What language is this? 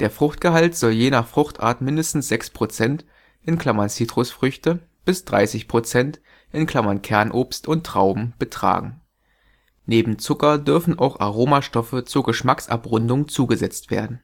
German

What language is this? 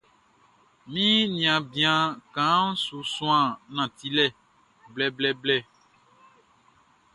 Baoulé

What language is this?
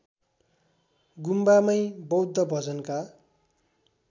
Nepali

